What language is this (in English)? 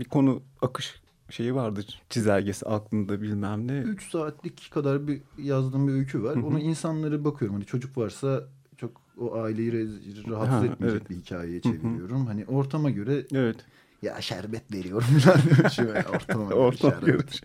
Turkish